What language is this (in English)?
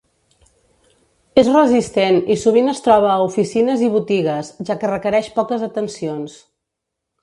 Catalan